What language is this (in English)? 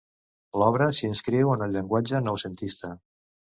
Catalan